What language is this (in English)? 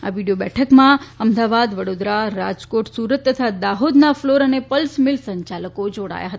Gujarati